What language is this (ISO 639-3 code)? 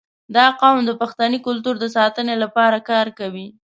pus